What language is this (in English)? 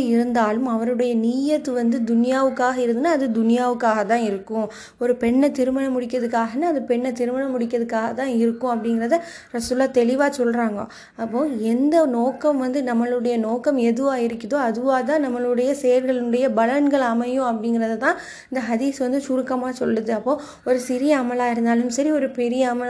Tamil